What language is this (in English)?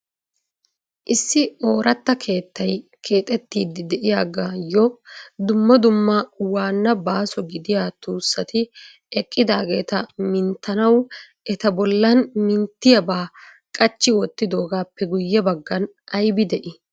Wolaytta